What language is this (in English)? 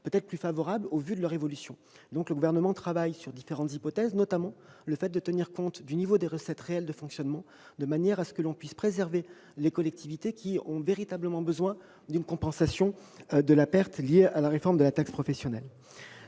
French